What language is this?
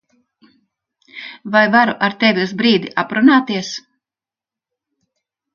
Latvian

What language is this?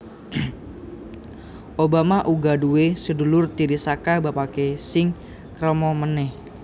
Javanese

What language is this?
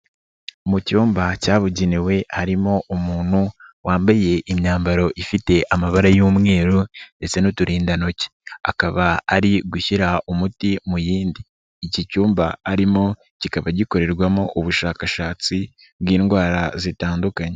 Kinyarwanda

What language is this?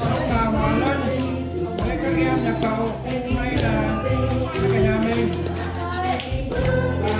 Vietnamese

